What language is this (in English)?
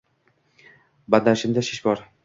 Uzbek